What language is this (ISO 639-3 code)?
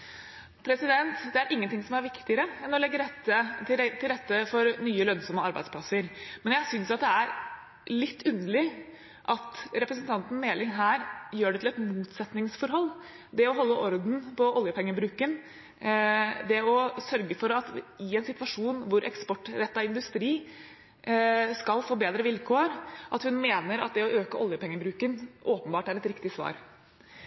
nob